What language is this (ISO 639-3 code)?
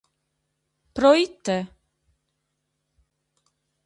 srd